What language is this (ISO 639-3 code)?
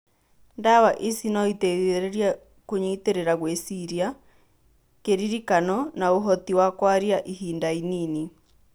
kik